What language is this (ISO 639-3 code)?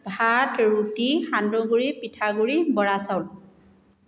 asm